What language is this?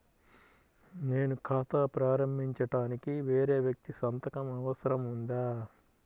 Telugu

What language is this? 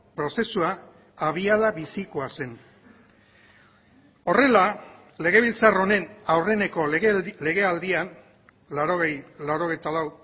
Basque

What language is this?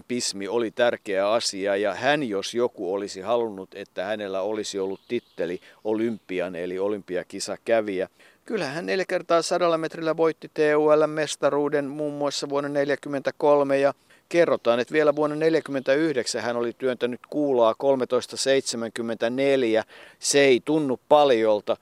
Finnish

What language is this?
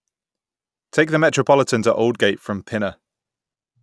English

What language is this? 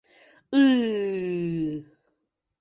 Mari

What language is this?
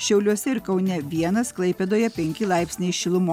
Lithuanian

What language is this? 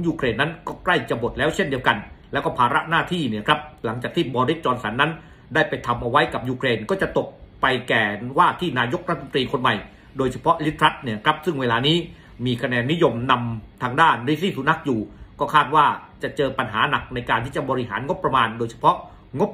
Thai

